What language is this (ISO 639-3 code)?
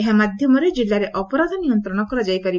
ori